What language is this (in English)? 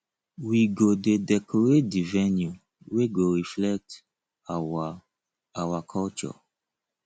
Nigerian Pidgin